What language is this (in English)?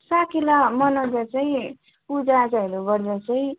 Nepali